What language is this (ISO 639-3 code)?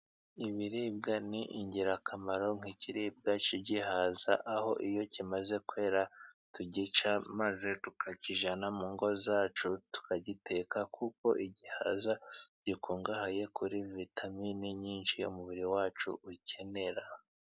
kin